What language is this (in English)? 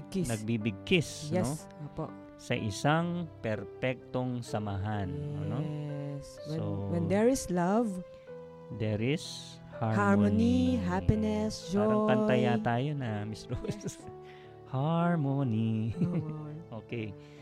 Filipino